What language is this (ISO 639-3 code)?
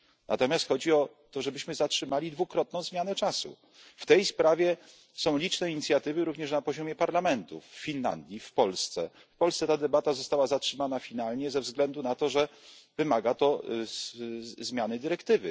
pol